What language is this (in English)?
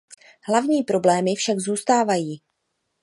Czech